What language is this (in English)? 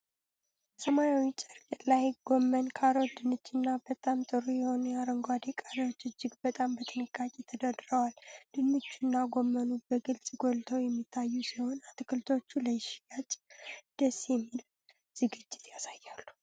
Amharic